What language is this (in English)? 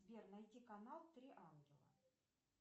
Russian